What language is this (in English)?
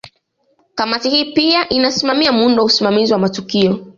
Swahili